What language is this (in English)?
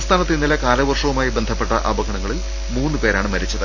Malayalam